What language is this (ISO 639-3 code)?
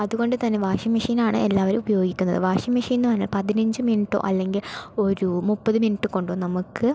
mal